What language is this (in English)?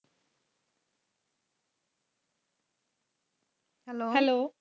Punjabi